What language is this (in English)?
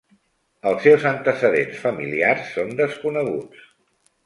Catalan